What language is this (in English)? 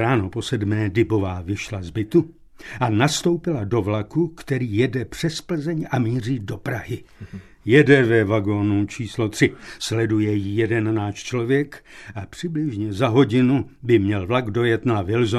Czech